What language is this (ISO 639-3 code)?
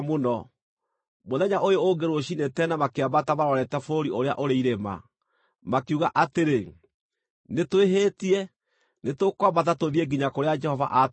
kik